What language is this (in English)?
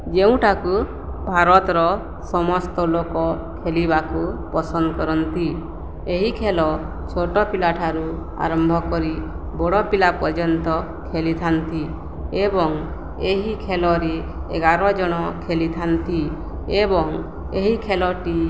Odia